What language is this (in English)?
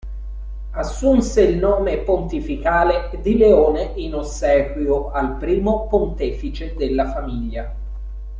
Italian